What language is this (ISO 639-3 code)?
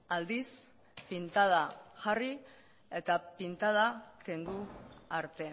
eus